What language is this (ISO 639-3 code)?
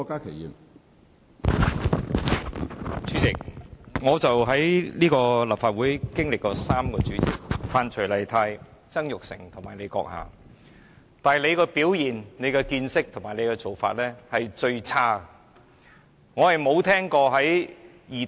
yue